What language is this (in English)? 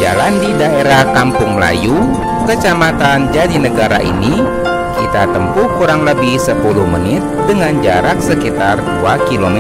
Indonesian